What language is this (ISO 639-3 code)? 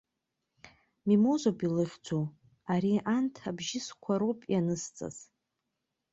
abk